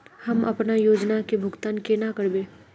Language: Magahi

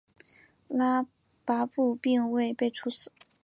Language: Chinese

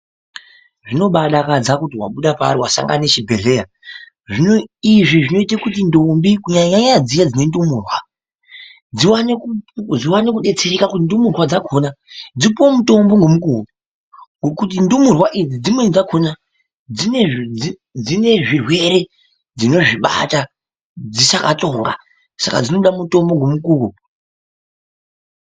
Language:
Ndau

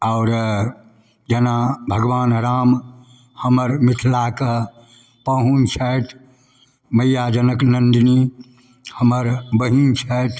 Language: Maithili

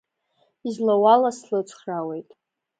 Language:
Abkhazian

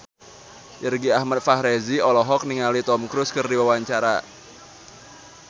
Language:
Sundanese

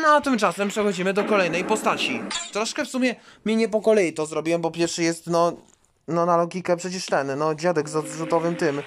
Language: Polish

